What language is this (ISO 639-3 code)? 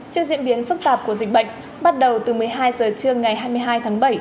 vie